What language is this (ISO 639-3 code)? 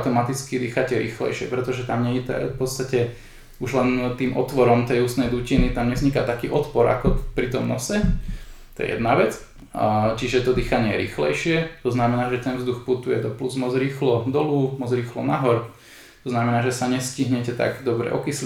slk